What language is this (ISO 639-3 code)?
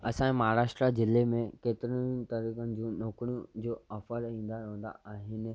snd